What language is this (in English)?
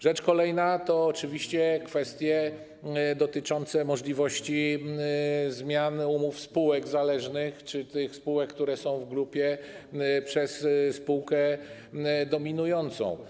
Polish